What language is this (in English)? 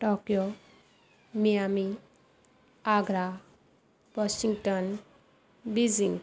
Punjabi